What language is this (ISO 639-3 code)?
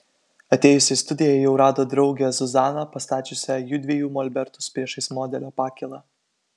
lit